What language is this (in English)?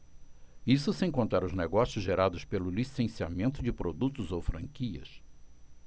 Portuguese